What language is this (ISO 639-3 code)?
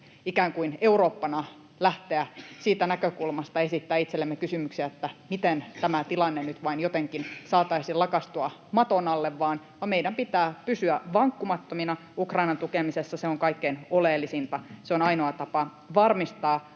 fin